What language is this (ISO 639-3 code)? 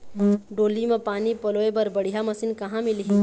hne